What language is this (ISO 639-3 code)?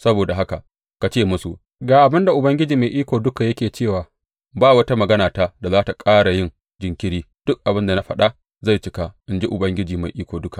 hau